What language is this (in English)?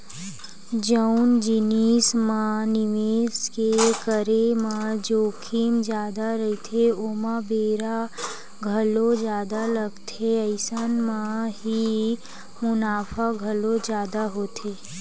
Chhattisgarhi